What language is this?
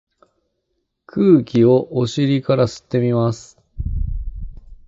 Japanese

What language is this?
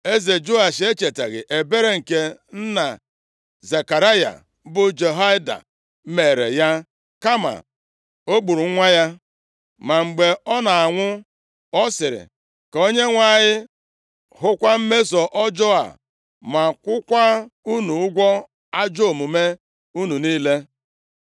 Igbo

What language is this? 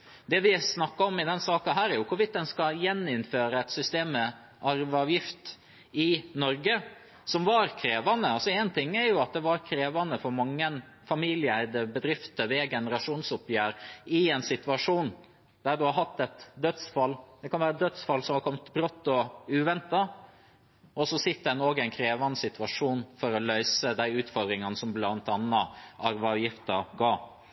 Norwegian Bokmål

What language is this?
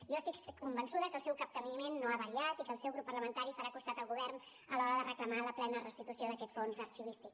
Catalan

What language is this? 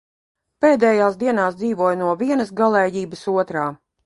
Latvian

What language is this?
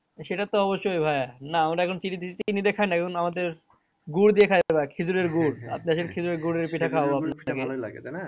Bangla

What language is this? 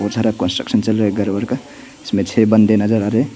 Hindi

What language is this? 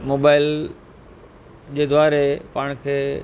Sindhi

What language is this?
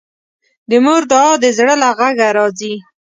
Pashto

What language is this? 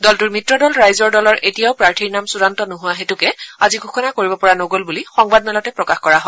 Assamese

